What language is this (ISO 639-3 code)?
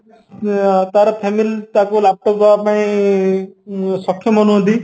ori